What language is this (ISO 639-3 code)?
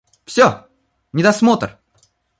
rus